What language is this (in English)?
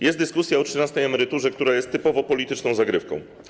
Polish